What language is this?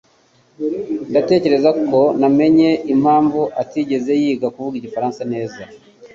Kinyarwanda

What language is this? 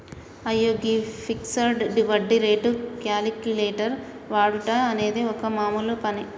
Telugu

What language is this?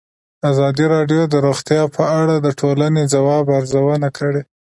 Pashto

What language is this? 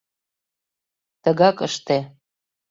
Mari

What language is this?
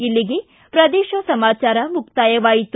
Kannada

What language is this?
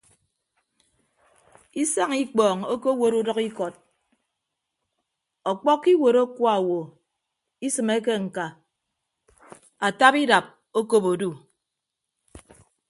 Ibibio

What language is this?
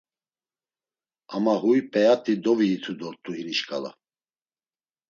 Laz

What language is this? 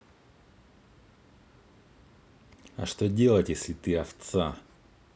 Russian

